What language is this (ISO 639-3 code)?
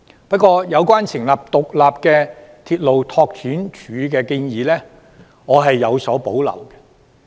yue